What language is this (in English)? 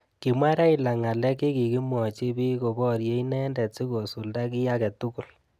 Kalenjin